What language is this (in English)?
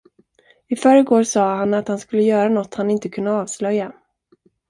Swedish